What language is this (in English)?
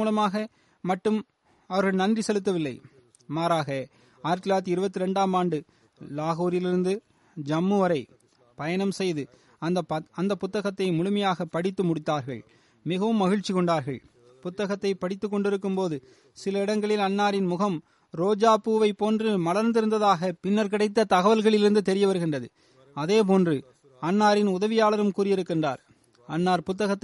Tamil